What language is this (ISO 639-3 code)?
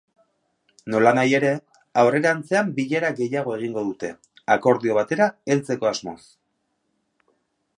eus